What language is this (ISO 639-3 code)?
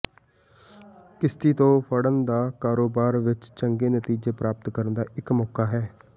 pan